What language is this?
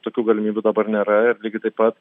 Lithuanian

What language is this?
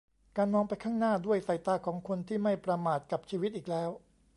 Thai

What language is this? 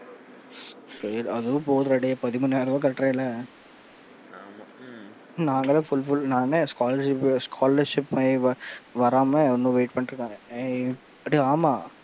Tamil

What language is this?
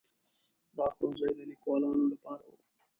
Pashto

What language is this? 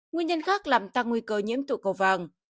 Vietnamese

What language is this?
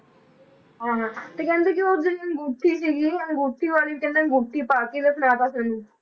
Punjabi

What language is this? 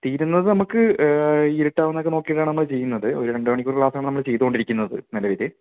Malayalam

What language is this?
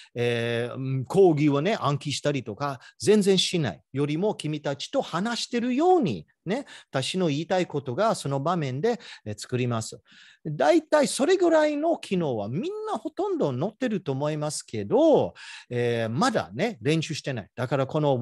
Japanese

